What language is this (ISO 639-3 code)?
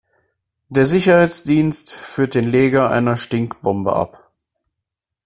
deu